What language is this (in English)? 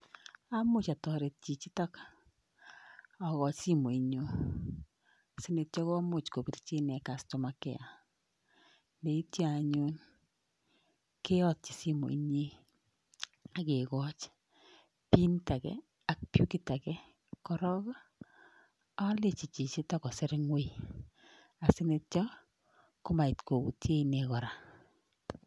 Kalenjin